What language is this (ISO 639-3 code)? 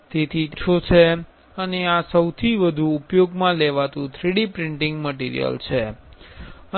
guj